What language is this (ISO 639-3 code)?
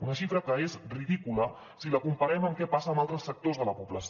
cat